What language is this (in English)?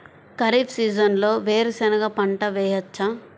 Telugu